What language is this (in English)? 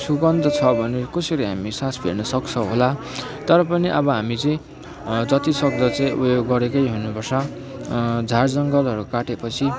Nepali